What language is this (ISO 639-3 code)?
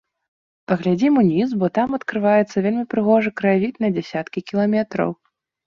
bel